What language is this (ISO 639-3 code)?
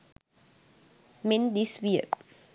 sin